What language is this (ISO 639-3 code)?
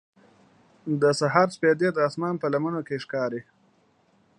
pus